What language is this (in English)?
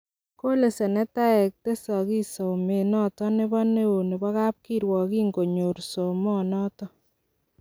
Kalenjin